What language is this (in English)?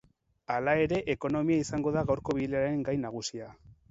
Basque